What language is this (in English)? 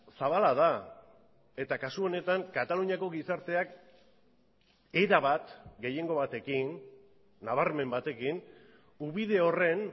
Basque